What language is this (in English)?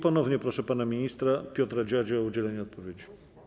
Polish